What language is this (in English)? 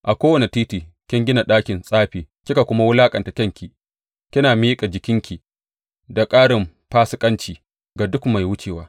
Hausa